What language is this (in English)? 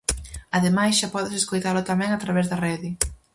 Galician